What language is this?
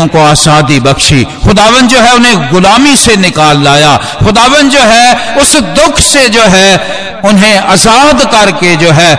Hindi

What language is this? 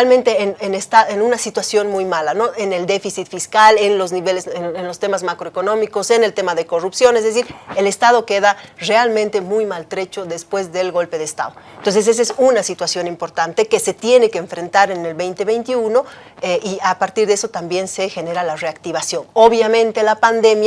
Spanish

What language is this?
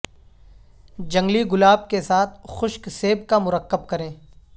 Urdu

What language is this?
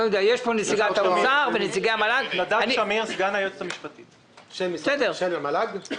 Hebrew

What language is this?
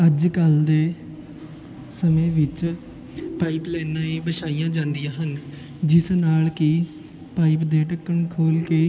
Punjabi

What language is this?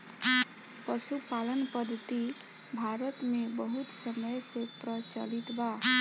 Bhojpuri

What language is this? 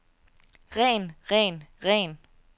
Danish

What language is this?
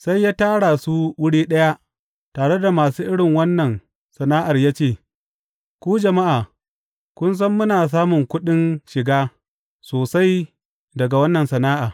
Hausa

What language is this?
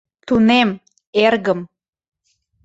Mari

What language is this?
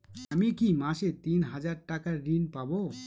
Bangla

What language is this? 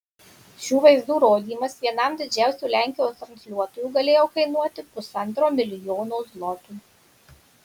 Lithuanian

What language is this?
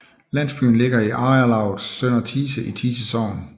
Danish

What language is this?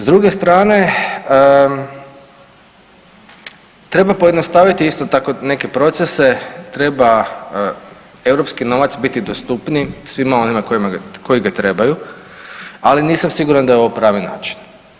Croatian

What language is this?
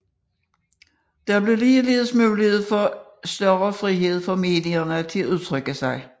Danish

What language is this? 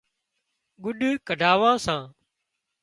Wadiyara Koli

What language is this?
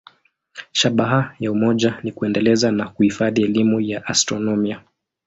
Swahili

